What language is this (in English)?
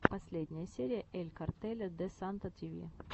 Russian